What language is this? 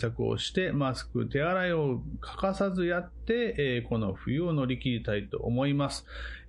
Japanese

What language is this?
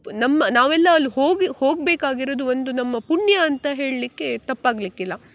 Kannada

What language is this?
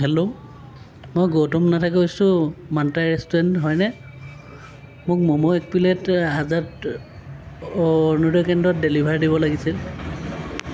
Assamese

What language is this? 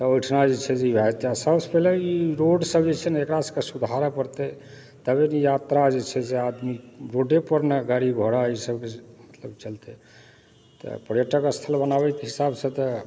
Maithili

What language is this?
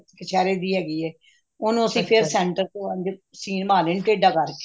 Punjabi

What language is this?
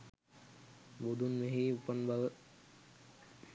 Sinhala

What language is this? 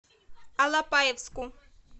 Russian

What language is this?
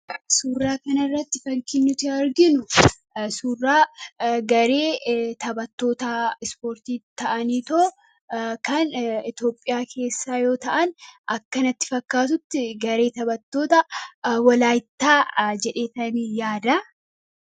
Oromo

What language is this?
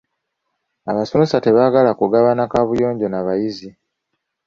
Ganda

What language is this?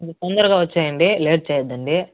Telugu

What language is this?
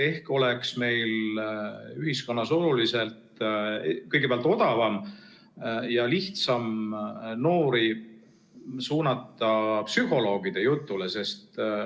Estonian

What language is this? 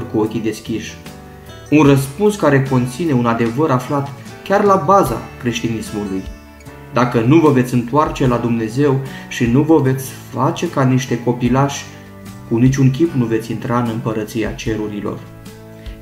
Romanian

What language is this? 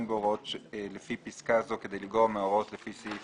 Hebrew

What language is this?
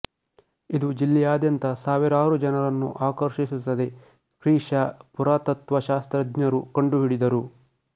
Kannada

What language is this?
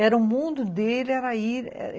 Portuguese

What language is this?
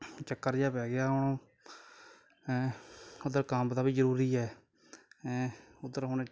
Punjabi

